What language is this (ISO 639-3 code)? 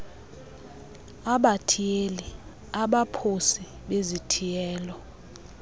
xho